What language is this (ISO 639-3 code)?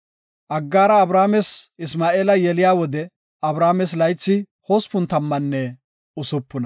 gof